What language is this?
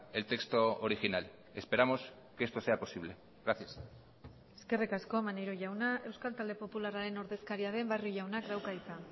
Basque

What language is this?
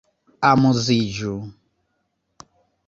Esperanto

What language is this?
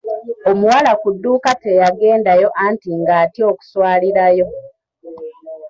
Ganda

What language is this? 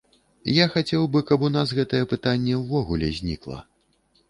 Belarusian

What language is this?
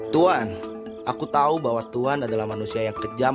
Indonesian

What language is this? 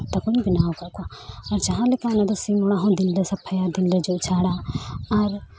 Santali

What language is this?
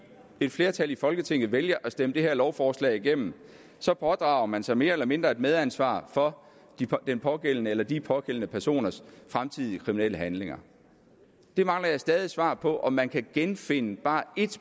Danish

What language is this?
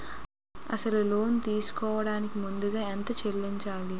Telugu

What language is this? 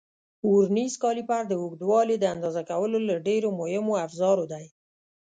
Pashto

